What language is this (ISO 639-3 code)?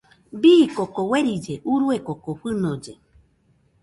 hux